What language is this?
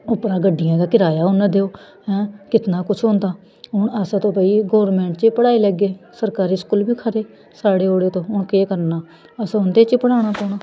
Dogri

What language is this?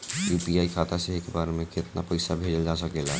Bhojpuri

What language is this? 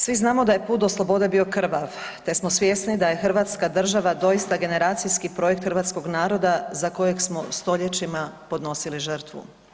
Croatian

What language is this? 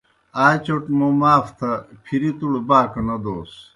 Kohistani Shina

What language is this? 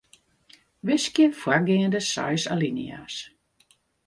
Western Frisian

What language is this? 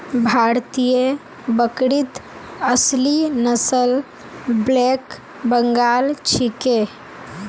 Magahi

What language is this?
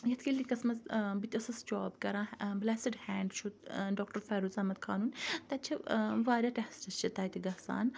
Kashmiri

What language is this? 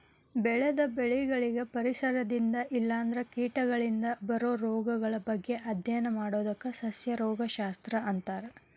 Kannada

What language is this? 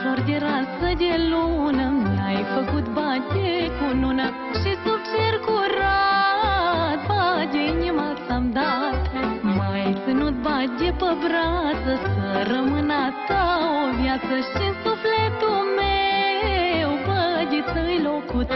Romanian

